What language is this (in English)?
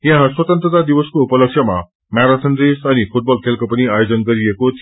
Nepali